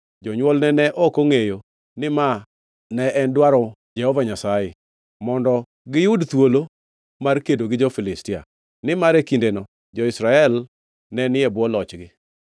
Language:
Luo (Kenya and Tanzania)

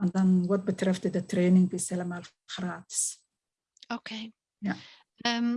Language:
Dutch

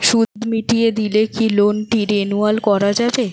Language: Bangla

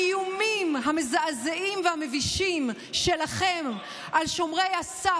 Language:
Hebrew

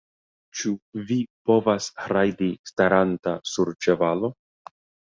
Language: Esperanto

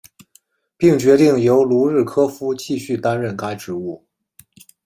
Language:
Chinese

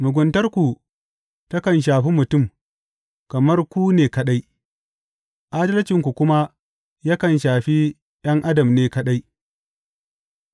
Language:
Hausa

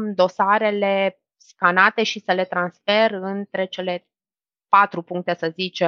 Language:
Romanian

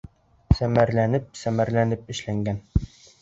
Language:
Bashkir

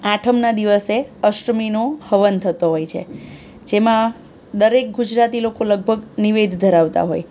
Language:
Gujarati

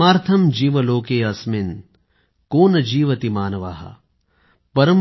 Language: Marathi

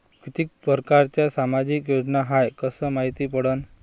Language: Marathi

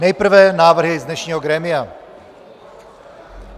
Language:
Czech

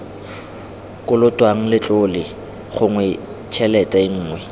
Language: Tswana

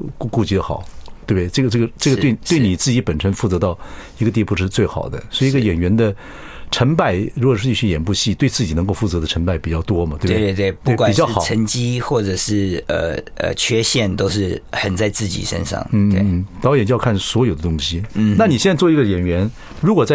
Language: Chinese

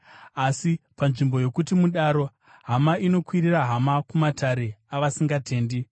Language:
Shona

